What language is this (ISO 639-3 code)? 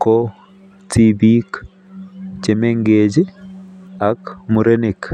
kln